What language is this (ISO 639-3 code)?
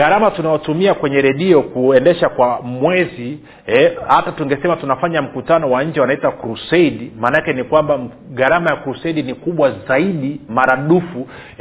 swa